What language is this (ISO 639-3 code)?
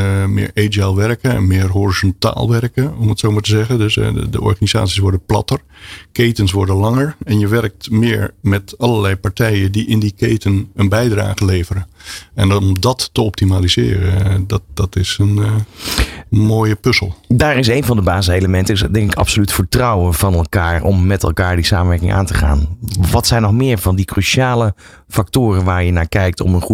nld